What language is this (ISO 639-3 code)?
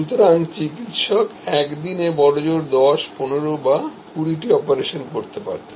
ben